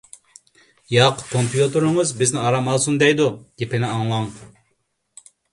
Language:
Uyghur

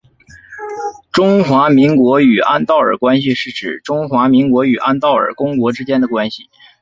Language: Chinese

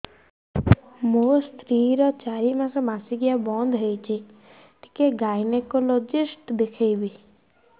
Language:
Odia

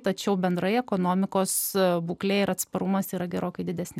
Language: Lithuanian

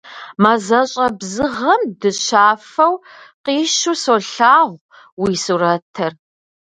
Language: Kabardian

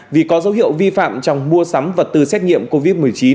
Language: Vietnamese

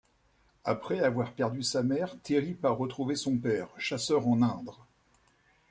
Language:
French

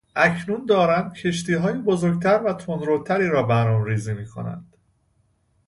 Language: Persian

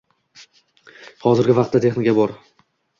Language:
Uzbek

